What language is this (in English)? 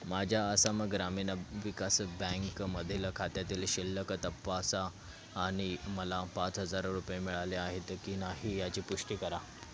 Marathi